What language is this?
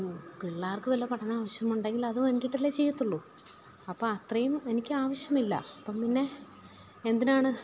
Malayalam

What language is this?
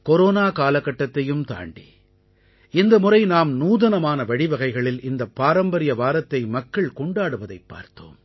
Tamil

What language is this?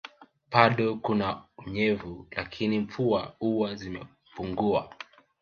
Swahili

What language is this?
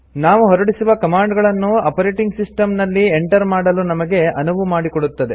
Kannada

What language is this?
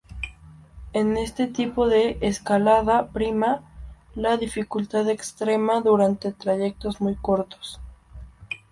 Spanish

